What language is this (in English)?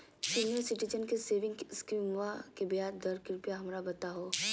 Magahi